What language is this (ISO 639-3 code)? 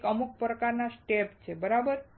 guj